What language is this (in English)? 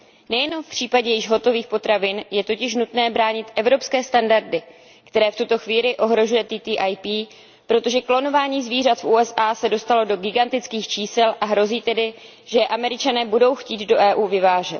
Czech